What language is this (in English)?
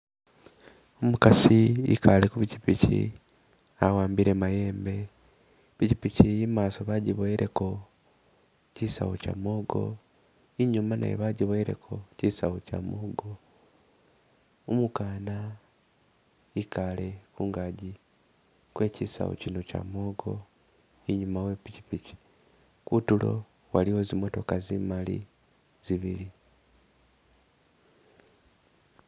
Masaaba